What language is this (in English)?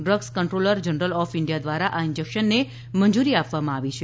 Gujarati